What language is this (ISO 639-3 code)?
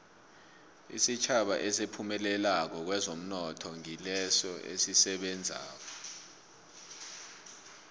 nbl